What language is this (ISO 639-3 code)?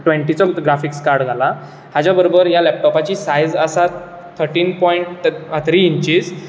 kok